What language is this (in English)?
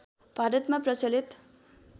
Nepali